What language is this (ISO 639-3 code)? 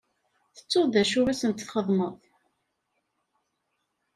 kab